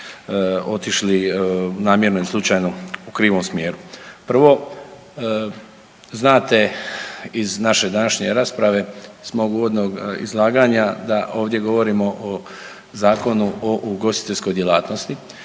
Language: Croatian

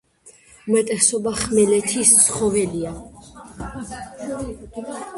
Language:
Georgian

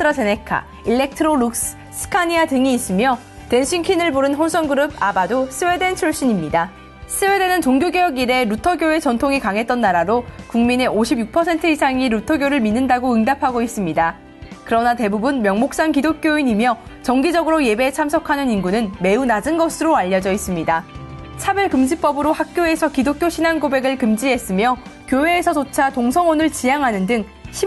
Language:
Korean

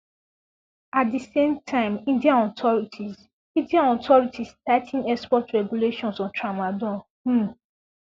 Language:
Nigerian Pidgin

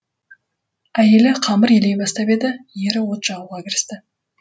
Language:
Kazakh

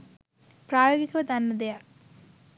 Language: Sinhala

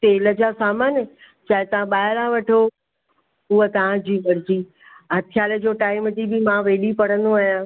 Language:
Sindhi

